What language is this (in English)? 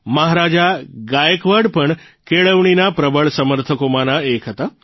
Gujarati